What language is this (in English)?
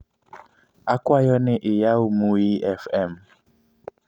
Luo (Kenya and Tanzania)